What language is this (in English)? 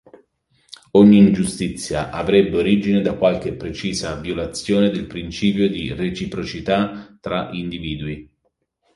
Italian